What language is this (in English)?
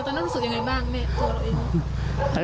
Thai